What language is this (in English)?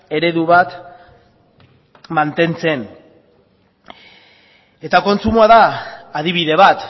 Basque